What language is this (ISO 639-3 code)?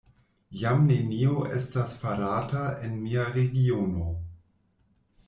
epo